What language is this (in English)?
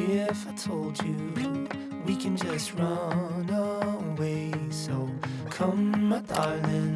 Korean